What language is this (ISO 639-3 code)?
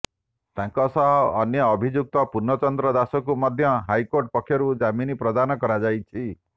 ori